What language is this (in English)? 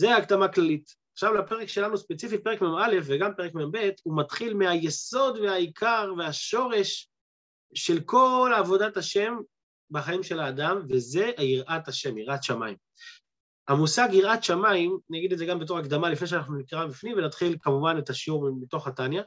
Hebrew